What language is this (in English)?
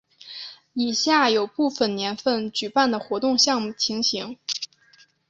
Chinese